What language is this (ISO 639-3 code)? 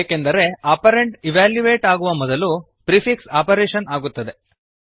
kan